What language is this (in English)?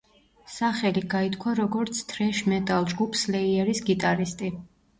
Georgian